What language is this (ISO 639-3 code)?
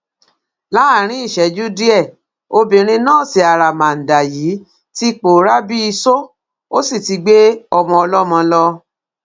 yor